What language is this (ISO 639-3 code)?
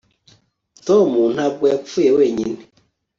kin